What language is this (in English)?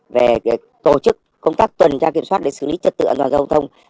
Vietnamese